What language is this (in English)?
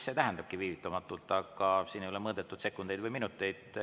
Estonian